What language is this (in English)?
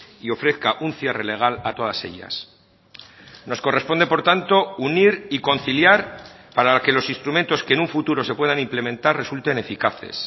Spanish